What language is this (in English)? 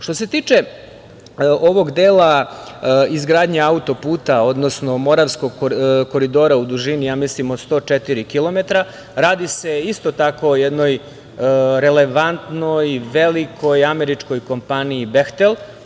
Serbian